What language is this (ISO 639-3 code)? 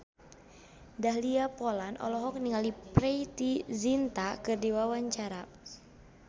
sun